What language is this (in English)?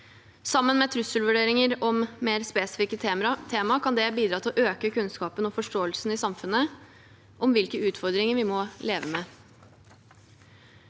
Norwegian